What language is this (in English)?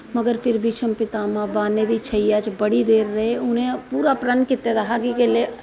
Dogri